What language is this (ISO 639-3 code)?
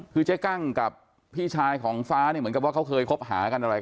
tha